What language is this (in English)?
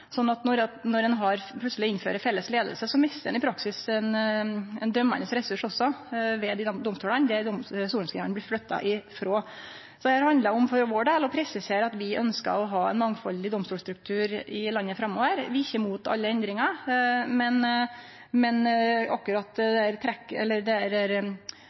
Norwegian Nynorsk